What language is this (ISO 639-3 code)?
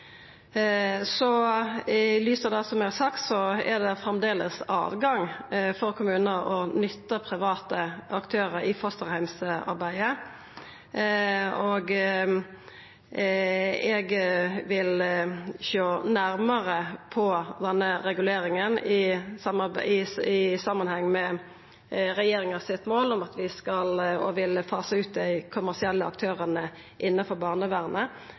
nno